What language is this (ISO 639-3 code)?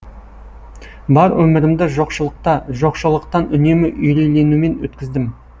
kaz